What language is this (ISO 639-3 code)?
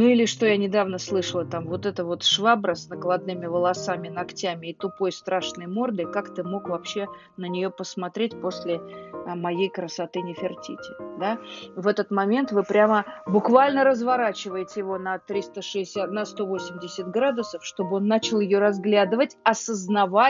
rus